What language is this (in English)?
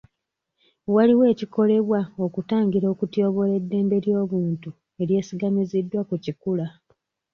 Ganda